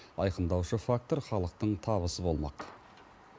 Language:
Kazakh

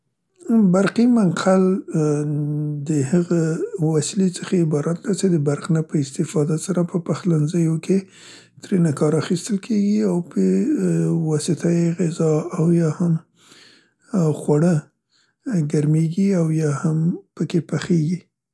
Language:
Central Pashto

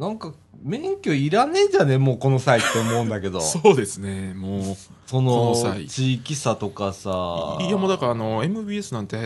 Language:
Japanese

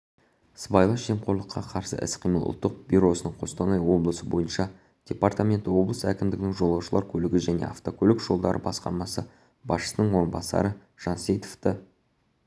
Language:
Kazakh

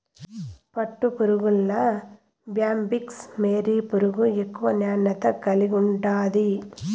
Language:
Telugu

